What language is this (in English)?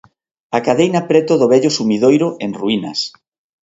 Galician